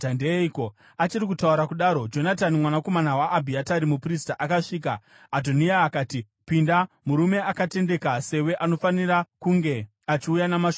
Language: Shona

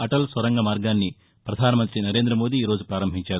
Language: Telugu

